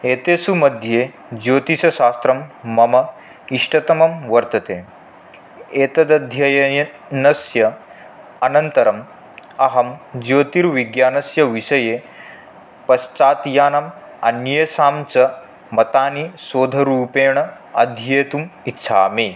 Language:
Sanskrit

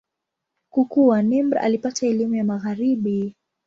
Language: Swahili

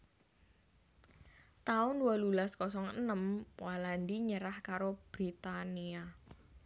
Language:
Javanese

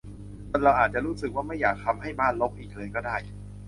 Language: Thai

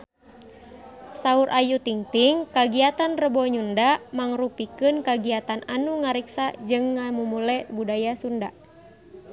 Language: Sundanese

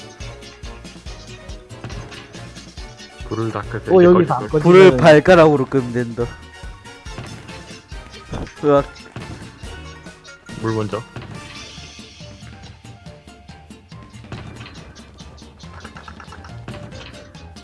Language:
Korean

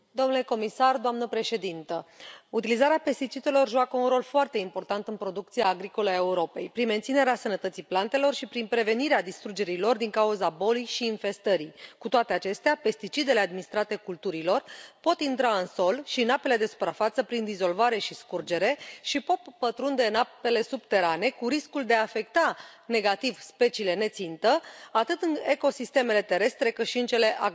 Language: Romanian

